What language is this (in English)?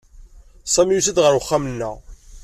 Kabyle